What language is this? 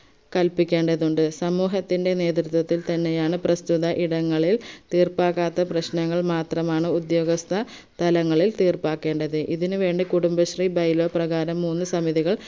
Malayalam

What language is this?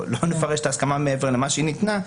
Hebrew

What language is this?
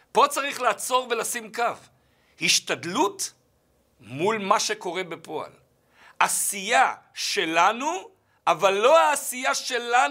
Hebrew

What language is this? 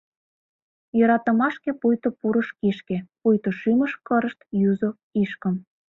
Mari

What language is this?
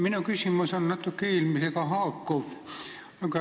Estonian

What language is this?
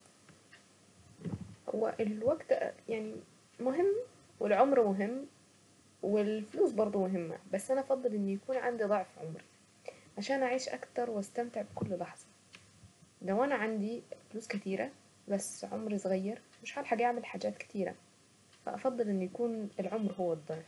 Saidi Arabic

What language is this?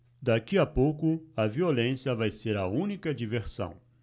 Portuguese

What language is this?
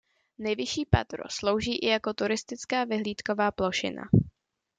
Czech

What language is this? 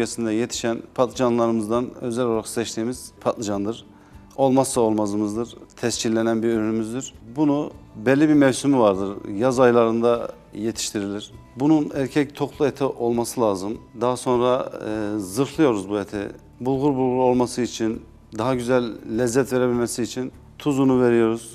Turkish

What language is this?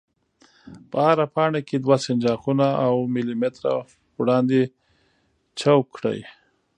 Pashto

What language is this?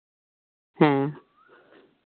Santali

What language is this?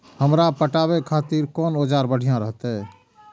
Maithili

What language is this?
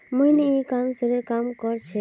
Magahi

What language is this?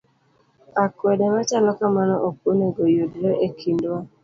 Luo (Kenya and Tanzania)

